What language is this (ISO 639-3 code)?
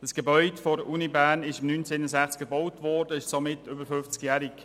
gsw